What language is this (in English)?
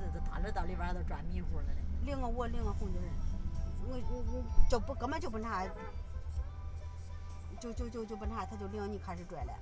Chinese